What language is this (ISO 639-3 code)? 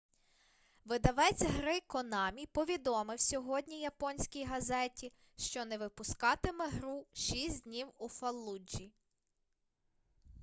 ukr